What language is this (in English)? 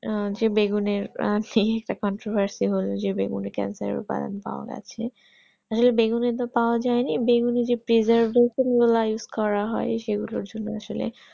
Bangla